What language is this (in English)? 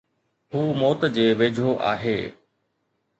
Sindhi